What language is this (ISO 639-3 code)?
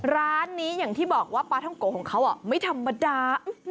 tha